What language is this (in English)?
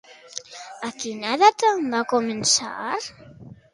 Catalan